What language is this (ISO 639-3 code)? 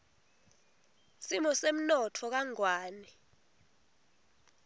ssw